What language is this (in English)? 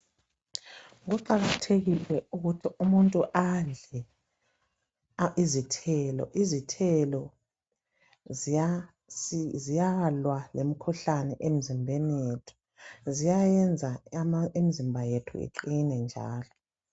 North Ndebele